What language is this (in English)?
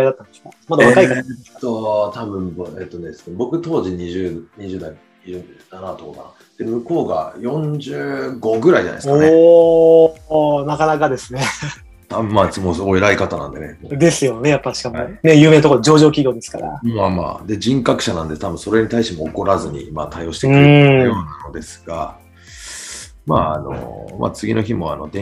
Japanese